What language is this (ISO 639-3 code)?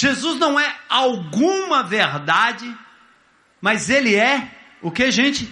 por